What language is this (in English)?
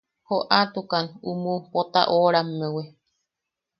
Yaqui